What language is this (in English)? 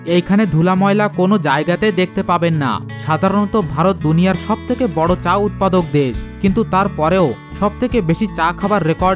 Bangla